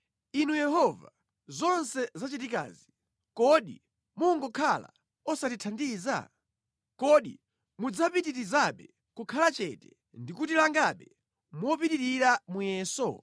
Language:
Nyanja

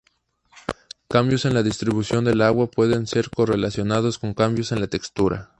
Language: Spanish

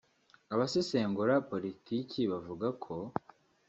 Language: Kinyarwanda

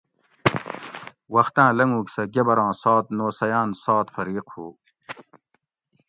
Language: Gawri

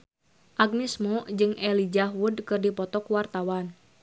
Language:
Sundanese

